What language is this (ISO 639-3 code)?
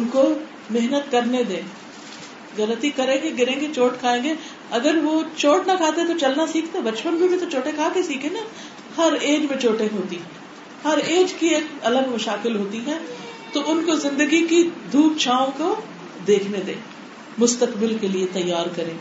urd